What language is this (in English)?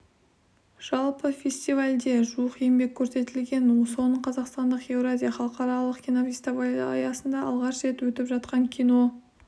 Kazakh